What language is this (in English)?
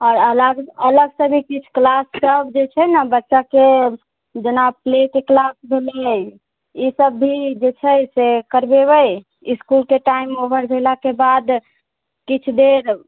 Maithili